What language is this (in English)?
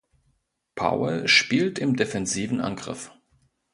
German